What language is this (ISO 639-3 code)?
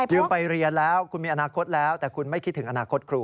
tha